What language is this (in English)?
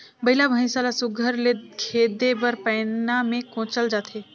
Chhattisgarhi